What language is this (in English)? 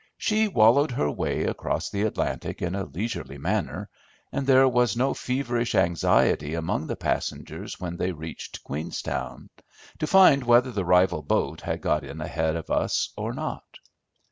English